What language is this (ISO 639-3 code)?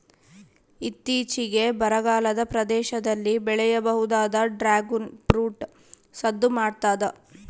kan